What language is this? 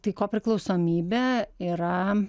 Lithuanian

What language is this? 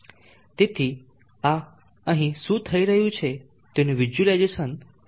Gujarati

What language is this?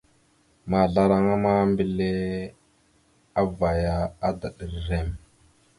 Mada (Cameroon)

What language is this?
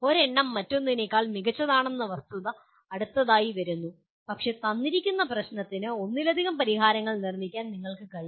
Malayalam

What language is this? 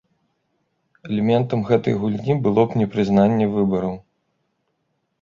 Belarusian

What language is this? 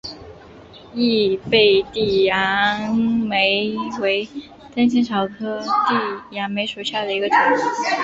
Chinese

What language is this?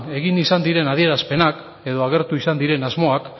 Basque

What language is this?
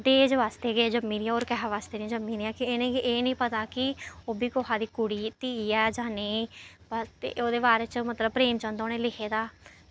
Dogri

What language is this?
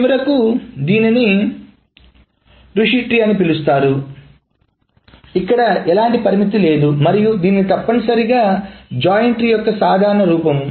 Telugu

